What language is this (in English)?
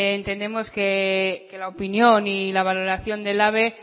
Spanish